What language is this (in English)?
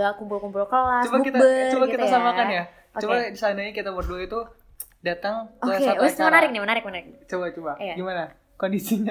Indonesian